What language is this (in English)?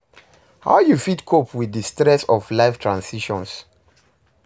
Nigerian Pidgin